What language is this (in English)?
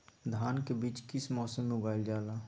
Magahi